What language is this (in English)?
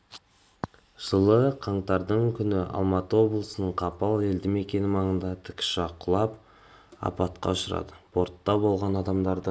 Kazakh